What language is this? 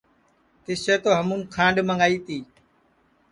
Sansi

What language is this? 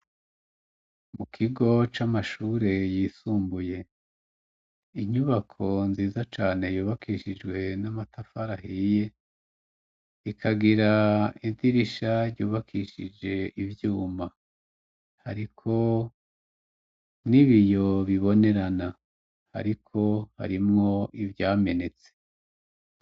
Rundi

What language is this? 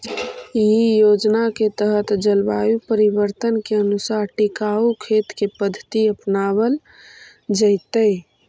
Magahi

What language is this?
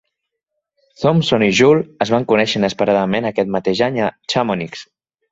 Catalan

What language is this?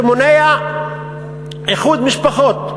Hebrew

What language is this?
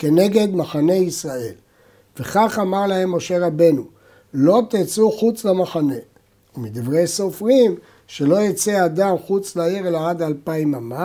Hebrew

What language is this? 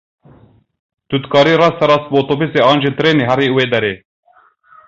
Kurdish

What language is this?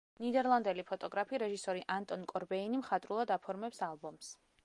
Georgian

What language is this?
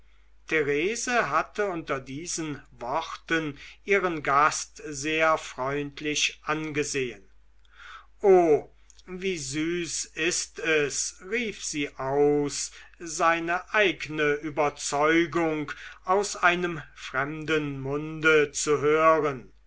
German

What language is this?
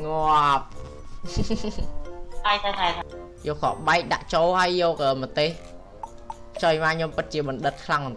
Vietnamese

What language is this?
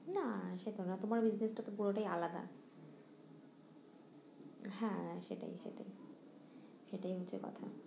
Bangla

